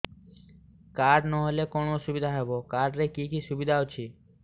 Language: Odia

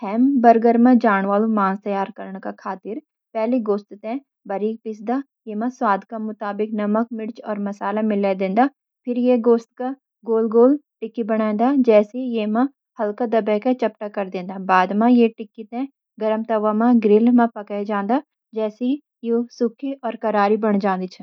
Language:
Garhwali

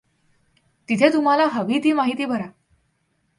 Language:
Marathi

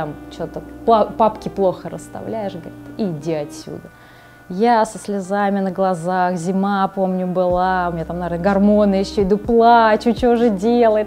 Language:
Russian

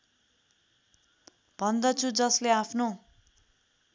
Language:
Nepali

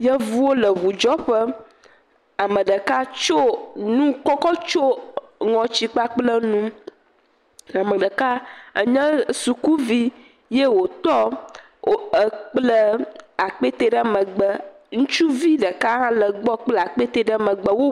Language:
Ewe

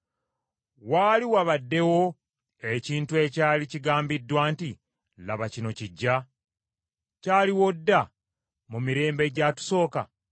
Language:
Ganda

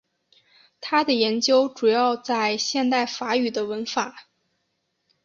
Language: Chinese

